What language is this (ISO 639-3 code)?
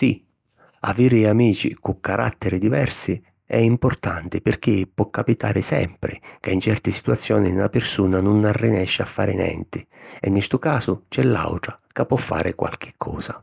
scn